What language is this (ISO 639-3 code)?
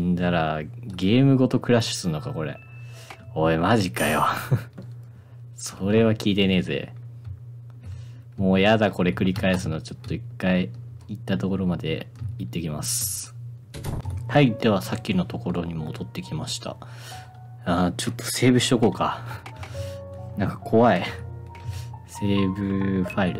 jpn